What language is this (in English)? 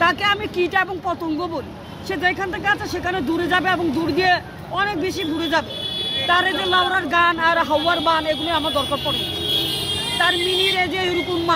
Turkish